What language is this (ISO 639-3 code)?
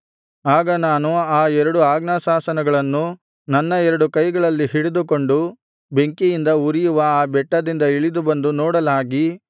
kan